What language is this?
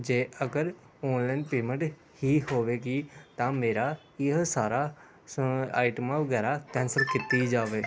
Punjabi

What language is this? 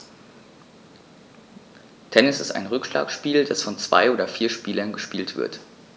German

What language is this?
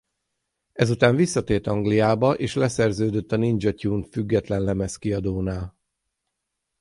Hungarian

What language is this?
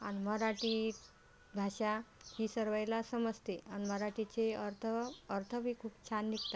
Marathi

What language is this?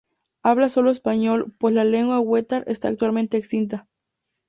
Spanish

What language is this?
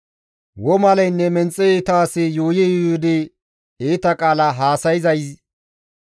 Gamo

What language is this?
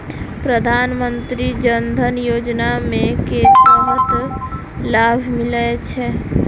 Maithili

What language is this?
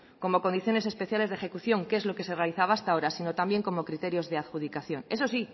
Spanish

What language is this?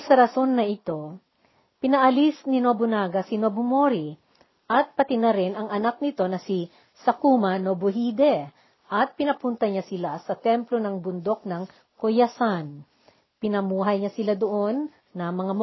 Filipino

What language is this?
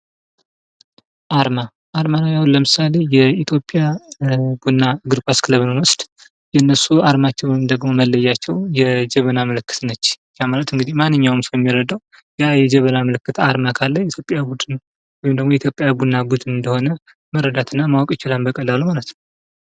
Amharic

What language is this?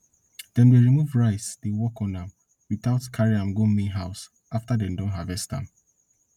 Nigerian Pidgin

